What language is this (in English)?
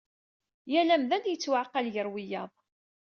Kabyle